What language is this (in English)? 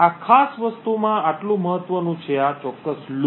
Gujarati